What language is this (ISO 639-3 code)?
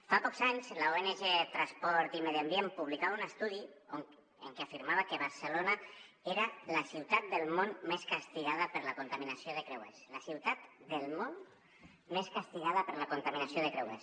cat